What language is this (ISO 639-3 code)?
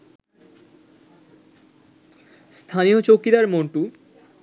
ben